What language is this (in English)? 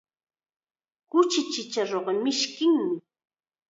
Chiquián Ancash Quechua